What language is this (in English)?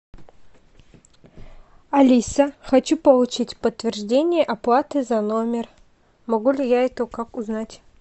Russian